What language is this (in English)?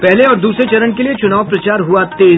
Hindi